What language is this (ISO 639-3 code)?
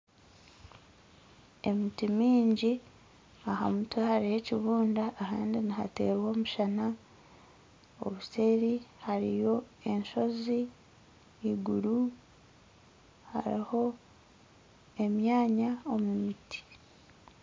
nyn